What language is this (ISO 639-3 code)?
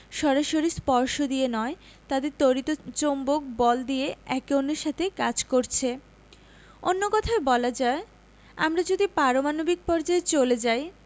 ben